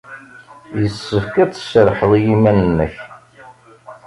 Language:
Kabyle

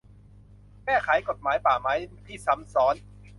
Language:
Thai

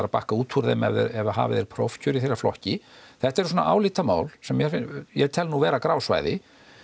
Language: Icelandic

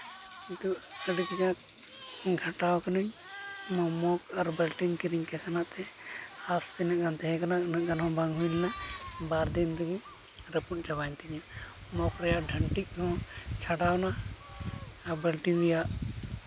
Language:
Santali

